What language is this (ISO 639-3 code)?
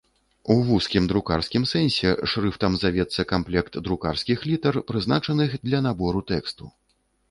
bel